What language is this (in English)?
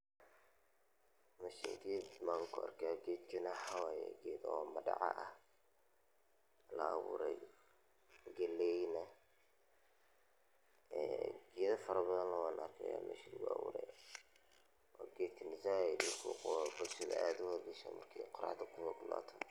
Somali